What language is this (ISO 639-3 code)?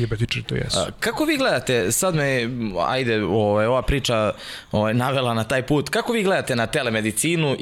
slk